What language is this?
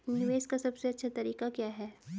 Hindi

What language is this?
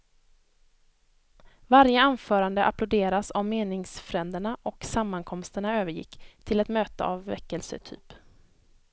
Swedish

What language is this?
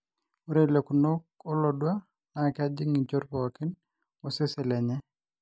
Masai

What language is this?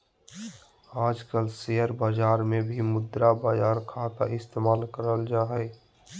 Magahi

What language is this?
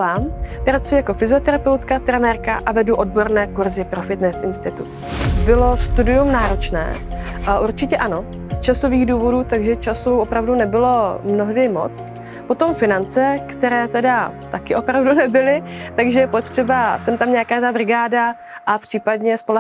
Czech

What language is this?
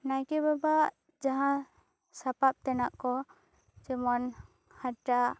Santali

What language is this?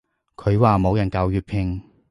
Cantonese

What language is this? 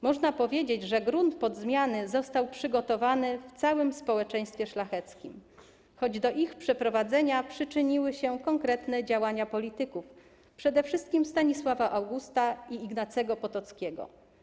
Polish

